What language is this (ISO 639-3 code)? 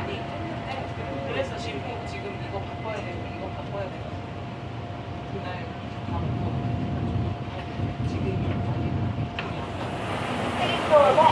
kor